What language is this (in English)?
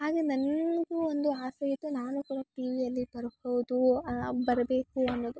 Kannada